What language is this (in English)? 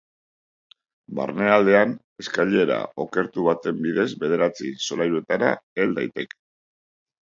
Basque